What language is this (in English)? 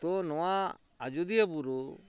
Santali